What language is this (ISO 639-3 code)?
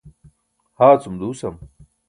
bsk